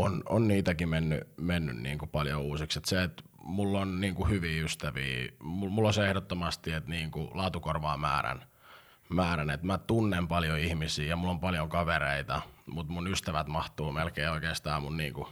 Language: Finnish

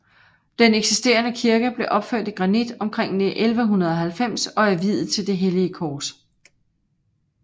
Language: Danish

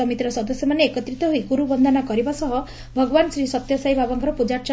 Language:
Odia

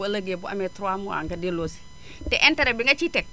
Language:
Wolof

